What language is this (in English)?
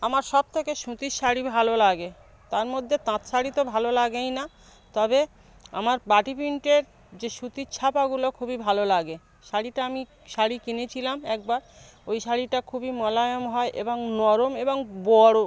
Bangla